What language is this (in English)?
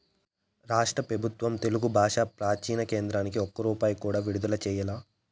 Telugu